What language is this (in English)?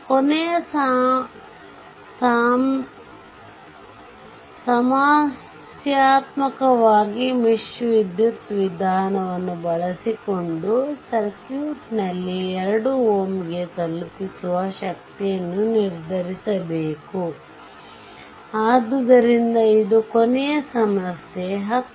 Kannada